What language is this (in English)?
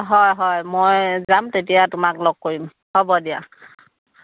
Assamese